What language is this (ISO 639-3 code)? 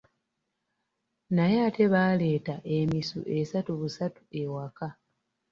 lug